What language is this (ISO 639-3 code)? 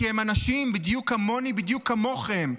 heb